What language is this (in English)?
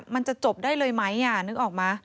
Thai